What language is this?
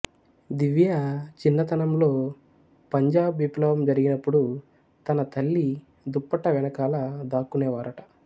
Telugu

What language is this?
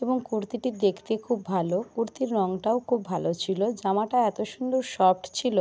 Bangla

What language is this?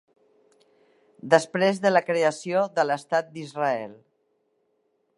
Catalan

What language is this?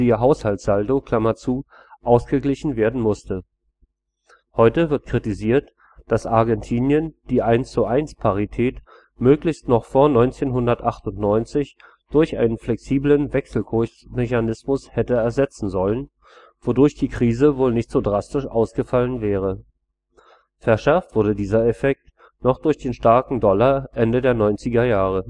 German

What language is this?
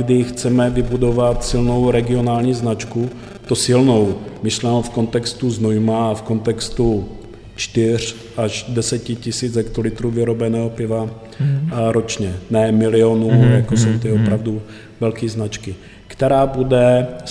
Czech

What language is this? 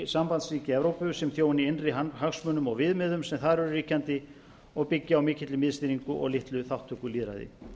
Icelandic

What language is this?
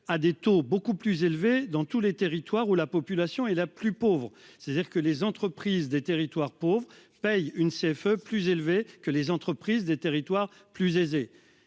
French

